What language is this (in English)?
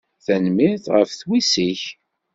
Kabyle